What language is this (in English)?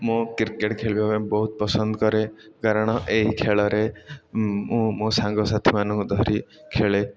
Odia